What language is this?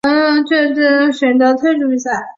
Chinese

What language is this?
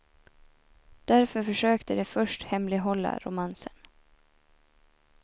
Swedish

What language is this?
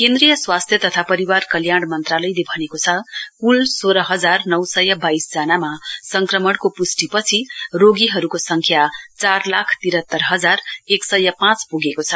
Nepali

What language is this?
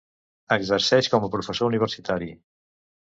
Catalan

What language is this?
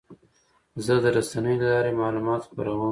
Pashto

